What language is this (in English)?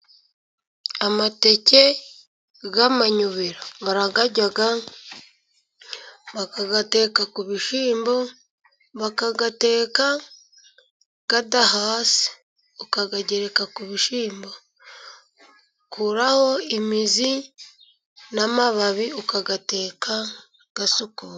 Kinyarwanda